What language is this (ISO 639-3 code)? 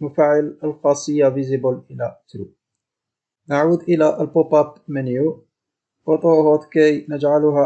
ara